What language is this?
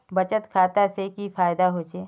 Magahi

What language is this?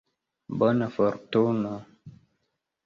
Esperanto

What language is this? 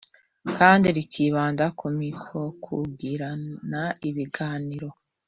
Kinyarwanda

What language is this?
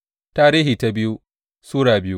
Hausa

